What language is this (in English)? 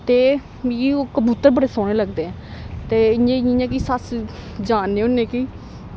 Dogri